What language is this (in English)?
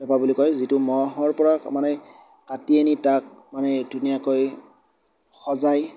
Assamese